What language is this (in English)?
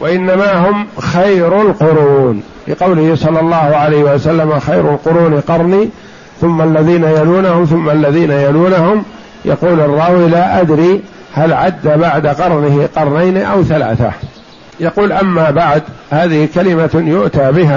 Arabic